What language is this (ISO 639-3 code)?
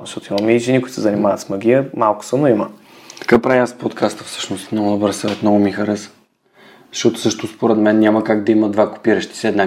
bul